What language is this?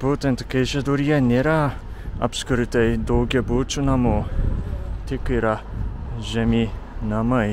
Lithuanian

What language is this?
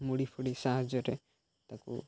Odia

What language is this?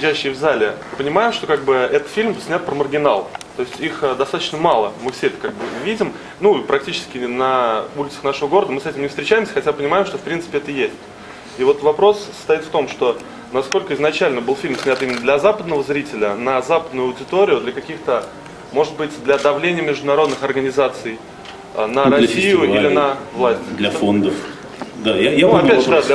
Russian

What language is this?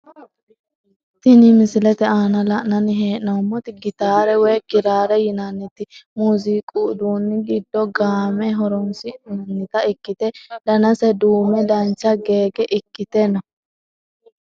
Sidamo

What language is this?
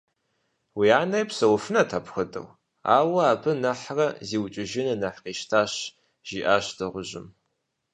Kabardian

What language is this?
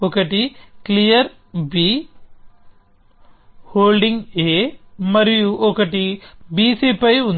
Telugu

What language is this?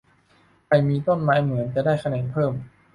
Thai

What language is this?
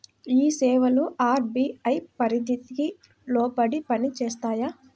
Telugu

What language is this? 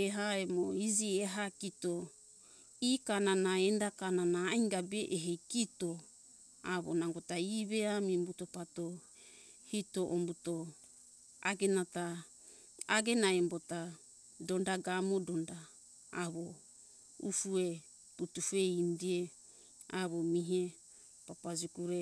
Hunjara-Kaina Ke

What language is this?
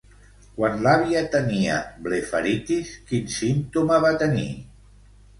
Catalan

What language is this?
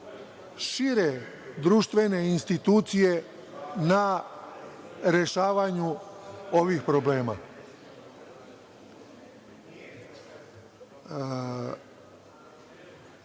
Serbian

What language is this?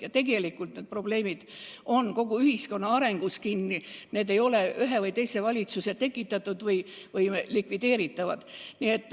Estonian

